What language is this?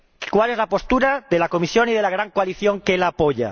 Spanish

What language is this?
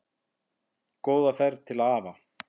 Icelandic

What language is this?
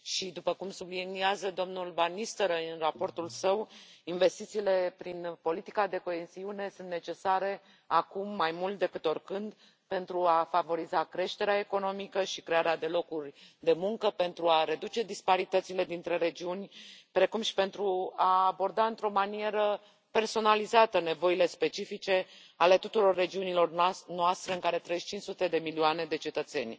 Romanian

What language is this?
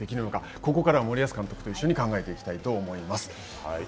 Japanese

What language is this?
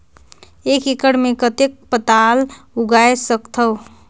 Chhattisgarhi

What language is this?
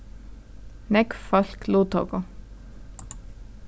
Faroese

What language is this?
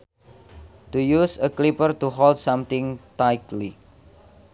Sundanese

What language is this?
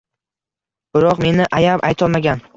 Uzbek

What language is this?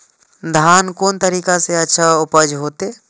Maithili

